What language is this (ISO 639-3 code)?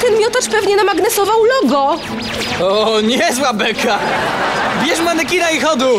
pol